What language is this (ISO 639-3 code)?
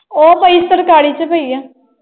pan